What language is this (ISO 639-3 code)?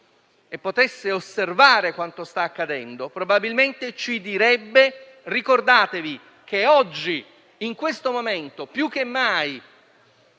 ita